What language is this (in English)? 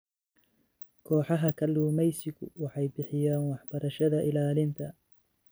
Somali